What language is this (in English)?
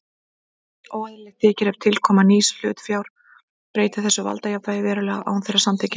Icelandic